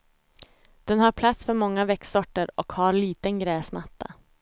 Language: Swedish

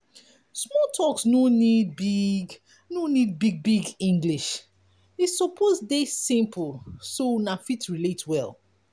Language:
Nigerian Pidgin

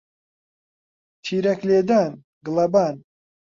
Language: Central Kurdish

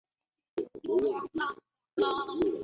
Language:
Chinese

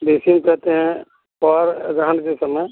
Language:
Hindi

